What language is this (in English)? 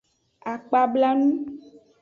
Aja (Benin)